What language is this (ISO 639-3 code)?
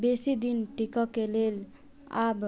mai